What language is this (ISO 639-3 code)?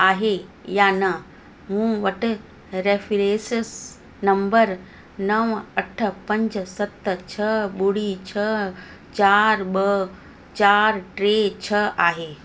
snd